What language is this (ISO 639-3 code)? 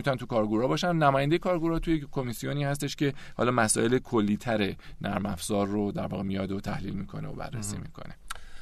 fas